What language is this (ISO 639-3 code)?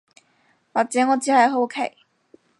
yue